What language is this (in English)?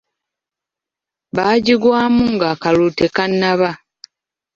Ganda